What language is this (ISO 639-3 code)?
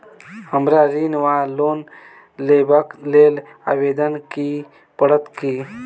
mai